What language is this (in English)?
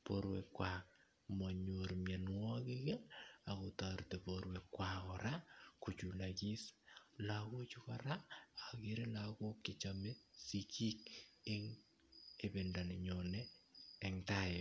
Kalenjin